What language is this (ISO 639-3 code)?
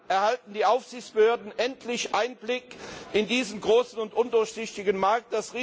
deu